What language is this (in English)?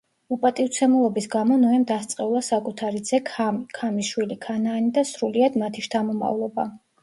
Georgian